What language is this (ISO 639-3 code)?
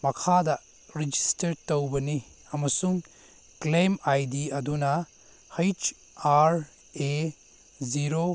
mni